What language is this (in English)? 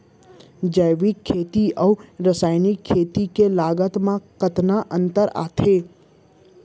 Chhattisgarhi